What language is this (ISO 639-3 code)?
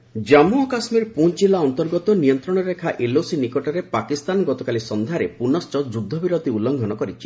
ori